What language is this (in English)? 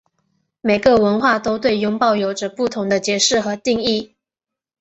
Chinese